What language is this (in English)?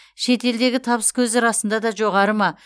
Kazakh